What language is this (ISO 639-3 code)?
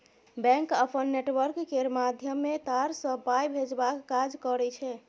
mai